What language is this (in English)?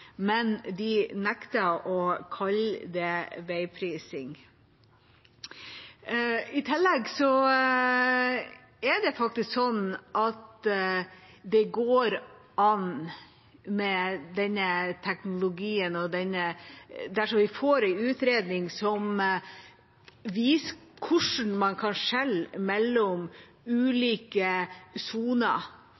Norwegian Bokmål